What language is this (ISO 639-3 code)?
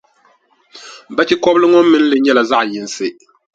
dag